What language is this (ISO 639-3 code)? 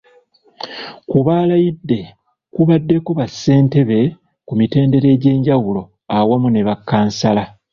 lug